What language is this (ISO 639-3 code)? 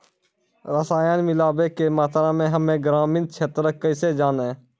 mai